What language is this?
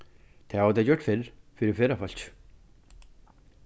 Faroese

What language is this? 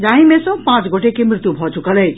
Maithili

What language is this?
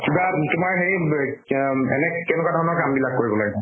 Assamese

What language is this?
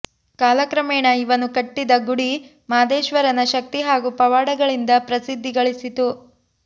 Kannada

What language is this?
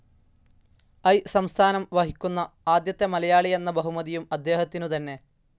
Malayalam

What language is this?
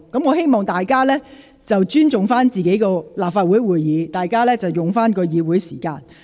Cantonese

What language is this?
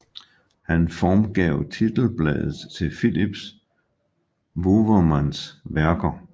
Danish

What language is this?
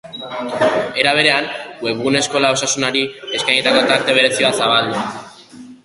Basque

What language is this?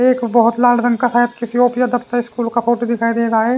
Hindi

